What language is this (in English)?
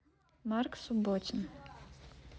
Russian